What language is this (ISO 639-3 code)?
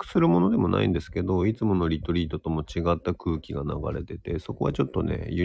jpn